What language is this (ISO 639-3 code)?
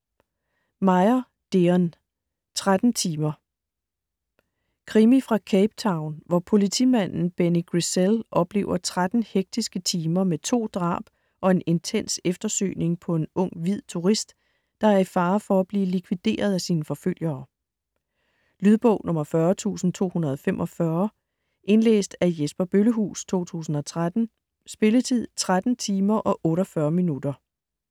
dan